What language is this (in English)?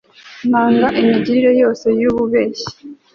Kinyarwanda